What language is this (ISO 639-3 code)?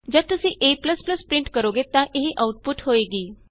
pan